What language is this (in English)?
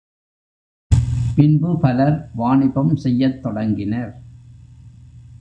Tamil